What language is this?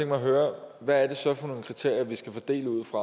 Danish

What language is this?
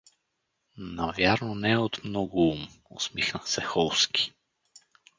Bulgarian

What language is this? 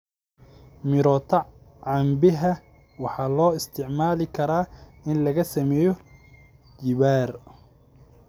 Somali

